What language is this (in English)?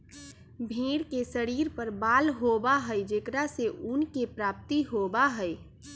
Magahi